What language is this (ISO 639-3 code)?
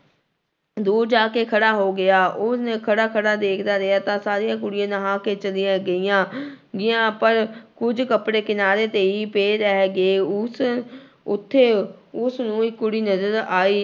pan